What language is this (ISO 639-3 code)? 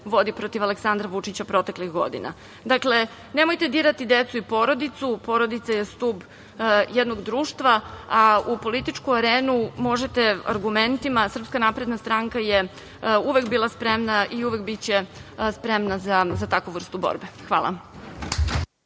srp